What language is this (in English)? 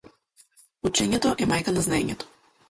Macedonian